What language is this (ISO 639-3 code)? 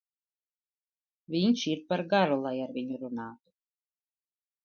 lav